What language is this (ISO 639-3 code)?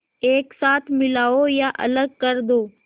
hin